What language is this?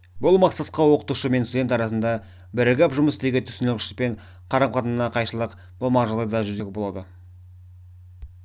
Kazakh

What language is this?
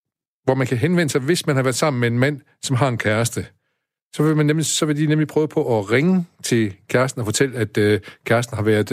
Danish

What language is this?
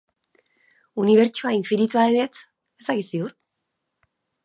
Basque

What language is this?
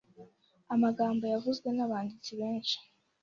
Kinyarwanda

